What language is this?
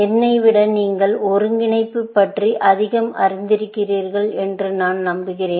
Tamil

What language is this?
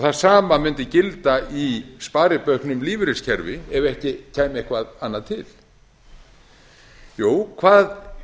Icelandic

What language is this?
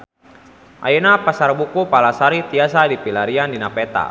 Sundanese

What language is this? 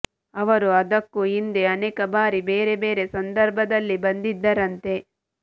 Kannada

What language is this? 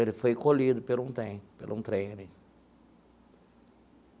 Portuguese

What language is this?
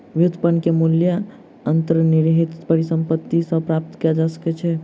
Maithili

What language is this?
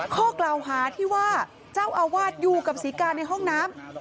Thai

